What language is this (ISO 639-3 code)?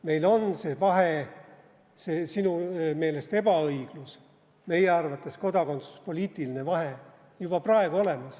est